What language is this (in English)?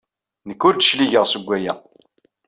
Kabyle